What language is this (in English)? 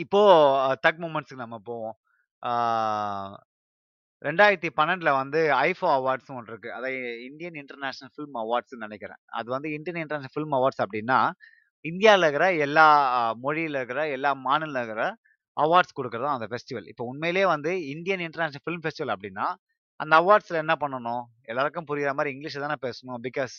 Tamil